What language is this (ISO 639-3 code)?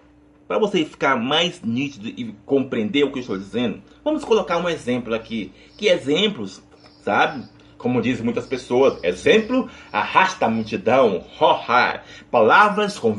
por